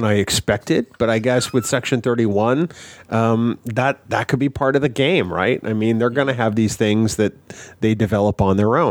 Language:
English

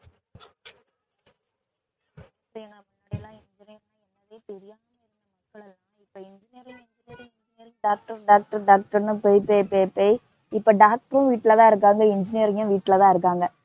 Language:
Tamil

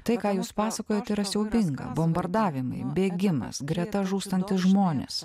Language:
Lithuanian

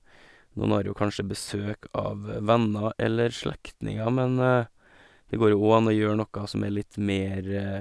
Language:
Norwegian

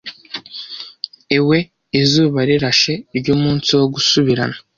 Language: Kinyarwanda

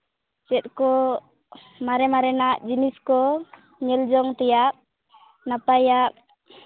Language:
Santali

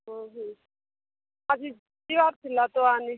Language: Odia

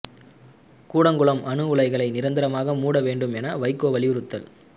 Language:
Tamil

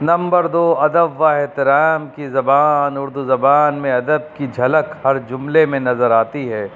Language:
Urdu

